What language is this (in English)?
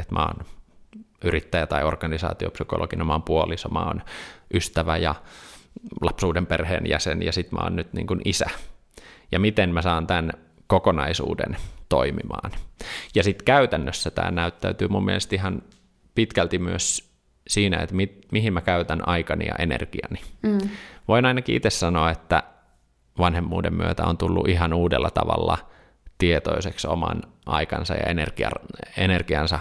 Finnish